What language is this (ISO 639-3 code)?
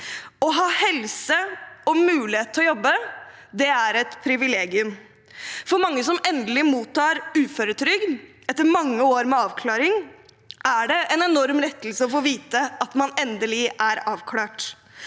nor